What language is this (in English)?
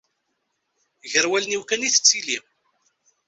Kabyle